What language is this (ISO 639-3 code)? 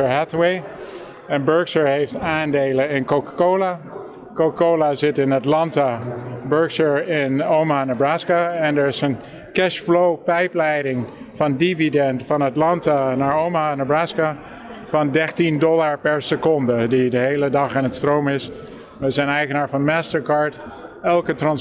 nld